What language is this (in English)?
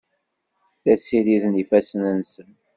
Kabyle